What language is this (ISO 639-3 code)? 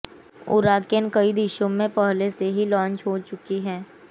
hin